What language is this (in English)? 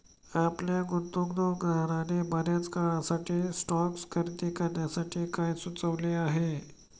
Marathi